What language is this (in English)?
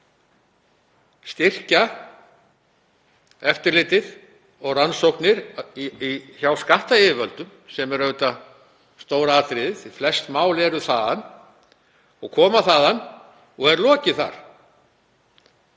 Icelandic